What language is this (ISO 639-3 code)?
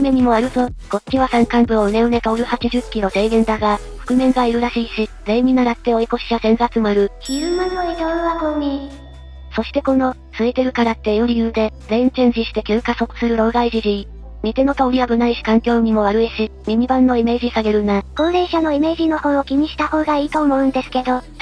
jpn